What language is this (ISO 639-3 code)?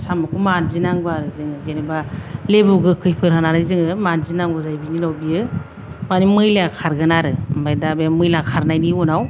brx